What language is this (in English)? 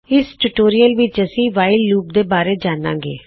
Punjabi